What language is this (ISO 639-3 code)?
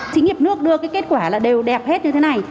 vie